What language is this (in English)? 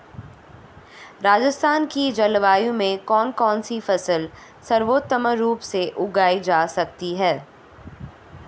Hindi